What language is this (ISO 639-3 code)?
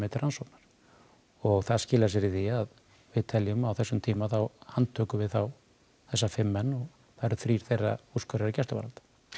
isl